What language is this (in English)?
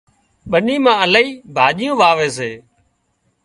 Wadiyara Koli